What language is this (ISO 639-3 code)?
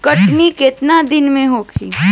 bho